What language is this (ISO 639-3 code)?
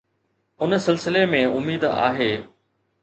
snd